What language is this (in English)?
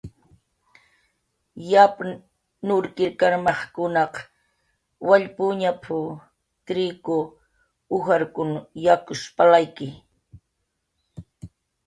Jaqaru